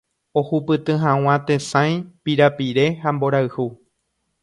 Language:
Guarani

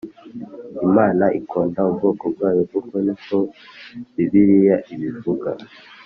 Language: Kinyarwanda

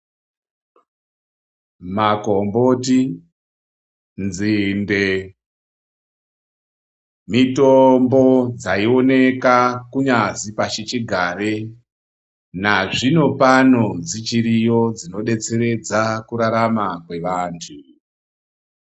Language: Ndau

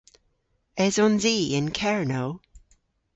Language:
Cornish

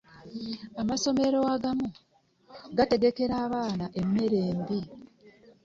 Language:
Ganda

